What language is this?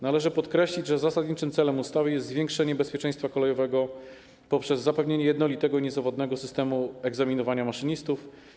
Polish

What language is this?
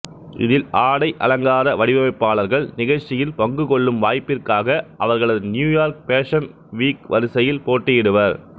Tamil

